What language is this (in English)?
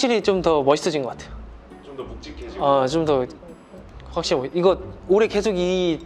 Korean